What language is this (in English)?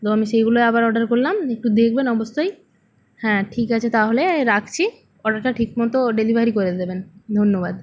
Bangla